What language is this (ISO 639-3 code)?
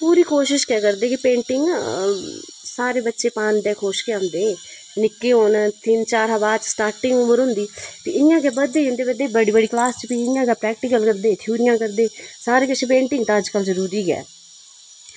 doi